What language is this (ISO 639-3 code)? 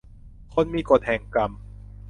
tha